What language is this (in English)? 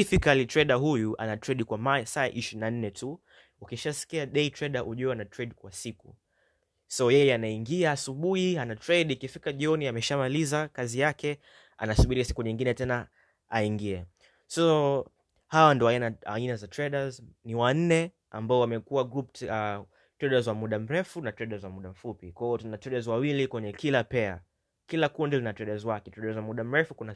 Swahili